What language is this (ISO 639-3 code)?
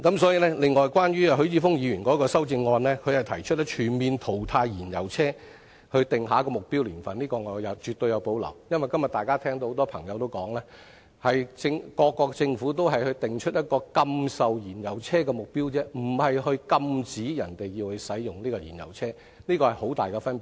yue